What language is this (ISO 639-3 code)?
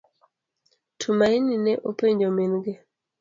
luo